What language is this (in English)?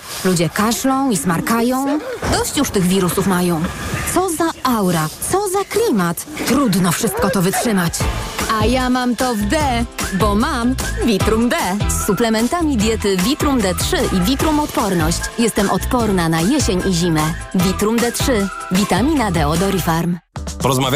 Polish